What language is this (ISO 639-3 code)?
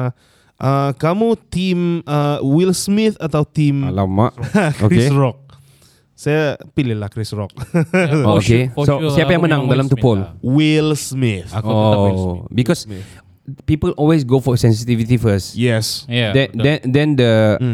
msa